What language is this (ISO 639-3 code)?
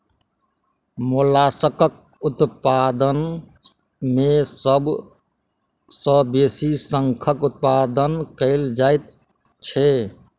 mai